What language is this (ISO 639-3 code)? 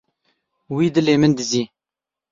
kur